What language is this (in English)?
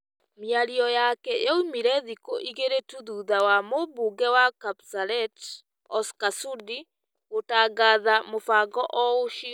Kikuyu